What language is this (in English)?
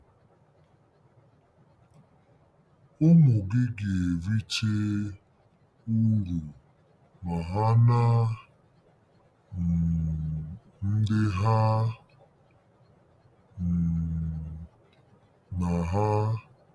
Igbo